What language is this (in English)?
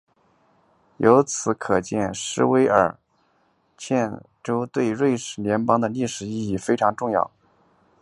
Chinese